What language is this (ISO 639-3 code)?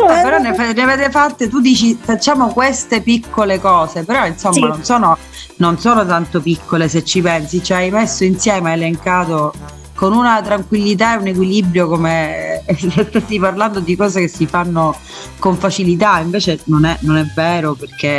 ita